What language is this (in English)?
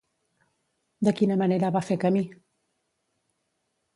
Catalan